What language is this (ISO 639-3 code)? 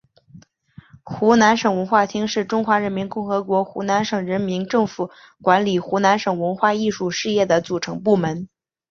zho